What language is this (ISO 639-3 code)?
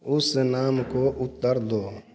hin